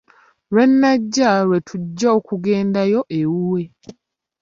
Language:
Ganda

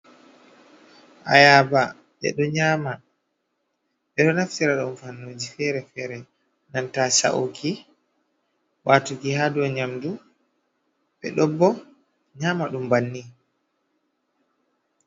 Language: Fula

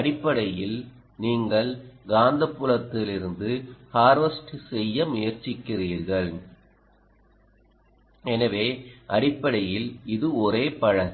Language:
Tamil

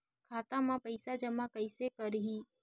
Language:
Chhattisgarhi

